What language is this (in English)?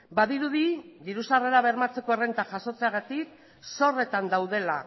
Basque